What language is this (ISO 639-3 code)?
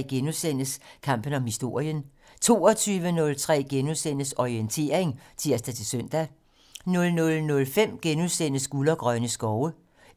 dan